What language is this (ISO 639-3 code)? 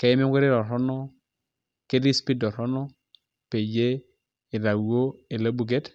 mas